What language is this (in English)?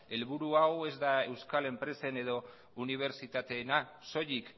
Basque